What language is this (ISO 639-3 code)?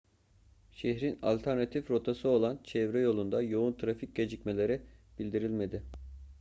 tur